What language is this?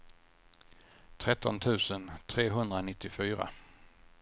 Swedish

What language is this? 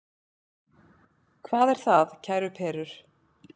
Icelandic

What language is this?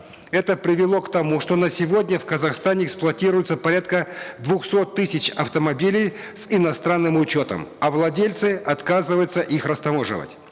Kazakh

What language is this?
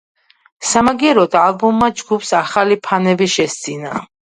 Georgian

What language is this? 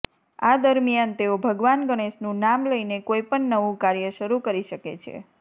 Gujarati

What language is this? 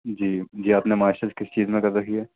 Urdu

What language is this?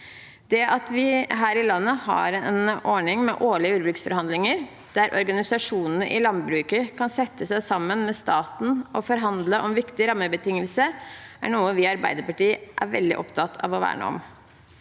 Norwegian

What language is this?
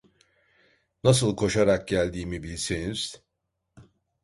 Turkish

